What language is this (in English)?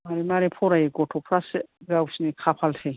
Bodo